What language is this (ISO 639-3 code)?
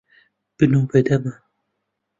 ckb